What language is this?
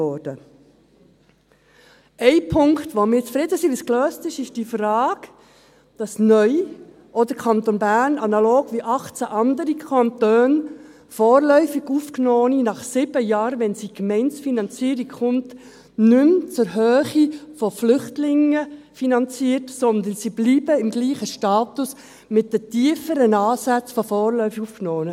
Swiss German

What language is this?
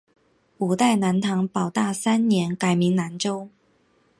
Chinese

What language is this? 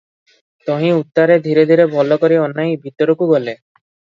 Odia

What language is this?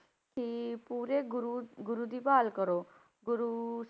Punjabi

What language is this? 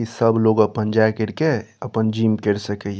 Maithili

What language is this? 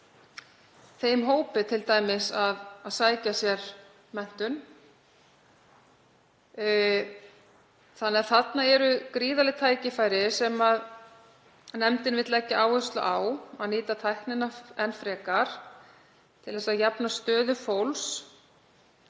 Icelandic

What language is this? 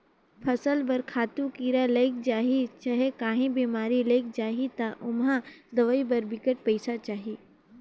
Chhattisgarhi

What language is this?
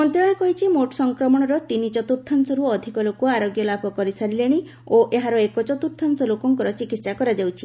Odia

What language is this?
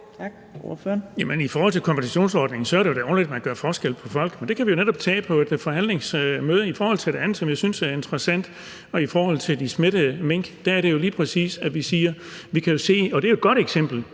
Danish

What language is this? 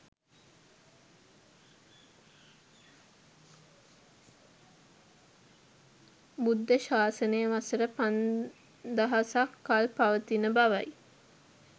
Sinhala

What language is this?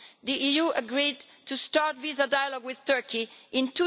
English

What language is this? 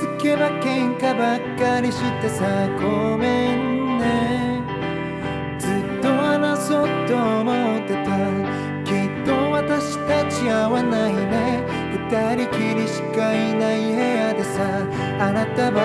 Indonesian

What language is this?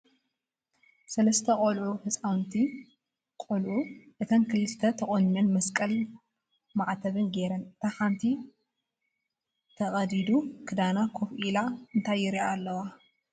Tigrinya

